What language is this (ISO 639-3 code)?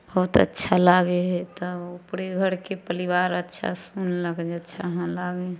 mai